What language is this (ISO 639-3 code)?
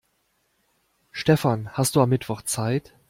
deu